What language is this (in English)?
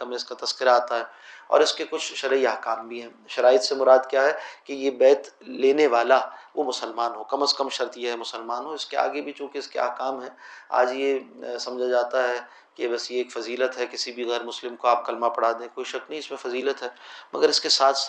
Urdu